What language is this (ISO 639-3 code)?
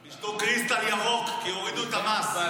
heb